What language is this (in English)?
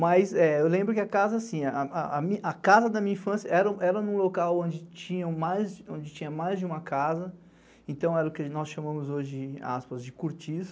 Portuguese